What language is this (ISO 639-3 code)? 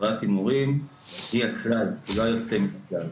heb